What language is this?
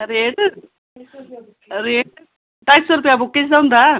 Dogri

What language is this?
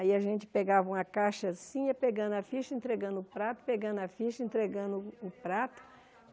Portuguese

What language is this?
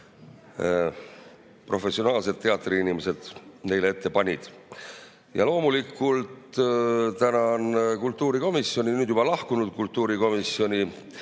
Estonian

